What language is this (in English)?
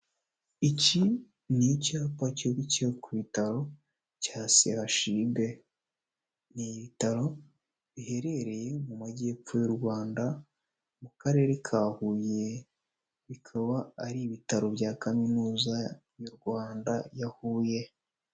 Kinyarwanda